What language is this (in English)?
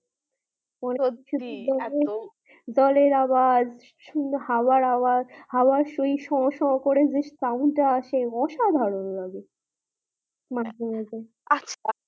Bangla